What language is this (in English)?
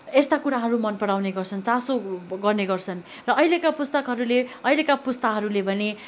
Nepali